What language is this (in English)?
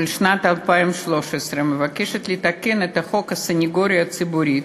Hebrew